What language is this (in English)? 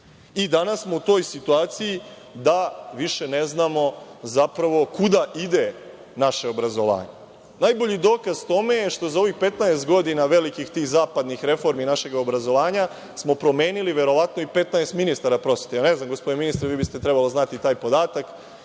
Serbian